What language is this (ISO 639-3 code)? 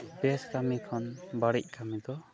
sat